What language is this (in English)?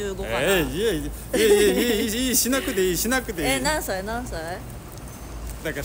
Japanese